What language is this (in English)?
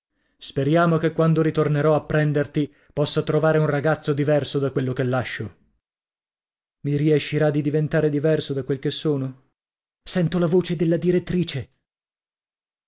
Italian